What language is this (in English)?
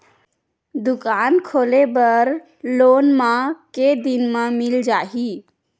Chhattisgarhi